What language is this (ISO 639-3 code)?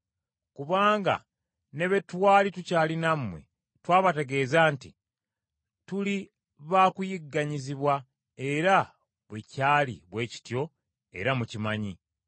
lug